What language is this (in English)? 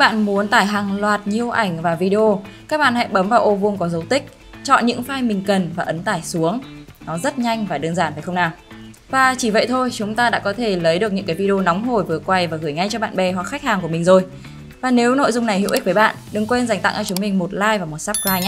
Vietnamese